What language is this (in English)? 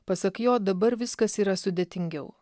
Lithuanian